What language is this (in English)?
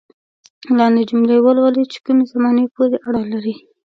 Pashto